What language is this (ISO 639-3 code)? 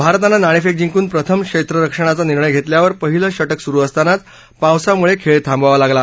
mar